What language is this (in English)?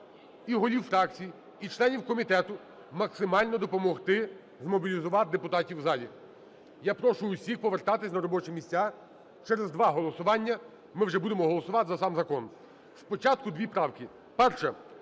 Ukrainian